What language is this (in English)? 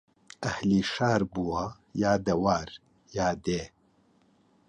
Central Kurdish